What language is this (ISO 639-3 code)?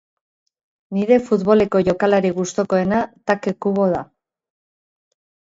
eus